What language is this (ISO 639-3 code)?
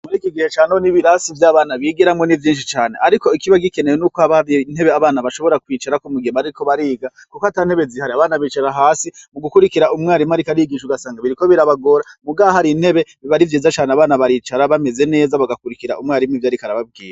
run